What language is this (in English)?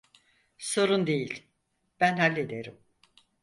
Turkish